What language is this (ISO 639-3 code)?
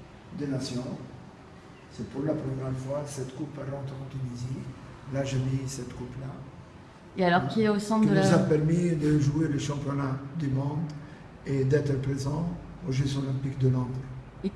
fra